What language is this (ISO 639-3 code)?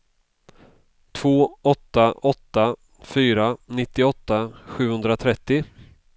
swe